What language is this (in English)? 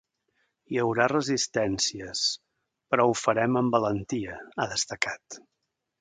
Catalan